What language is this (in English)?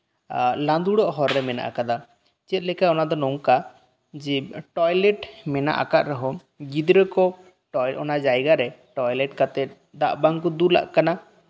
Santali